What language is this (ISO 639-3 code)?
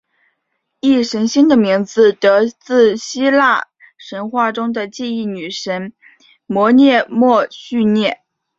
zho